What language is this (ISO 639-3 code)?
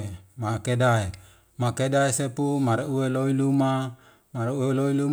weo